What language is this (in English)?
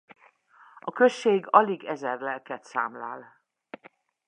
Hungarian